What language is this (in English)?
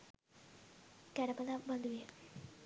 Sinhala